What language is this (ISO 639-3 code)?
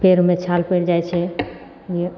mai